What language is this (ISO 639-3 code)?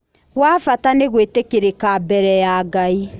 kik